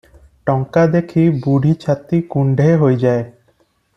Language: Odia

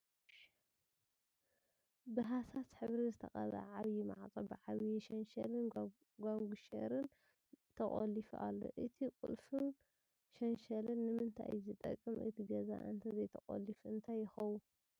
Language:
Tigrinya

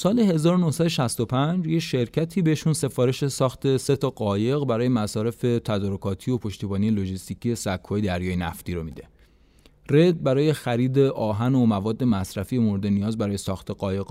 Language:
Persian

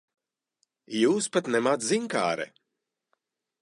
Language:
Latvian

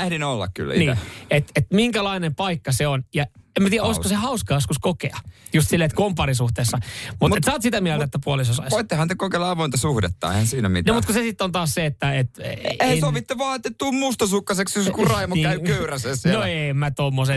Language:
Finnish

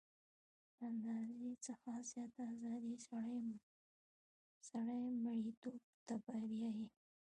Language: Pashto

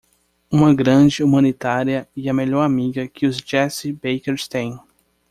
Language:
Portuguese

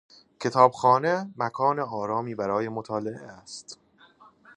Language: Persian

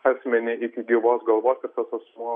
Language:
Lithuanian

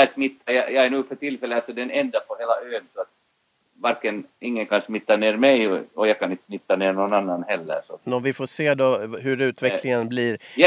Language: Swedish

